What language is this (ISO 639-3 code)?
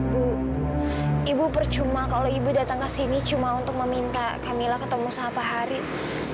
ind